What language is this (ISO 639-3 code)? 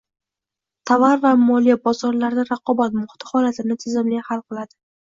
uzb